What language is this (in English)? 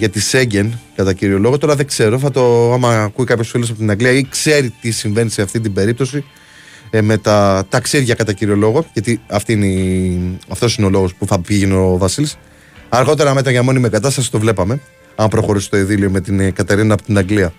Greek